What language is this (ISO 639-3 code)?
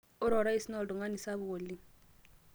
mas